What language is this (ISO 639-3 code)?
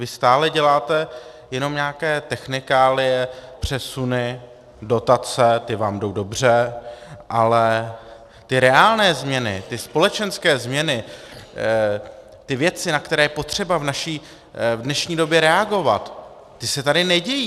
ces